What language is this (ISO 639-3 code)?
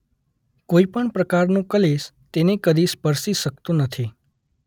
guj